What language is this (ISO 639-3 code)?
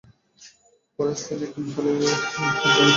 ben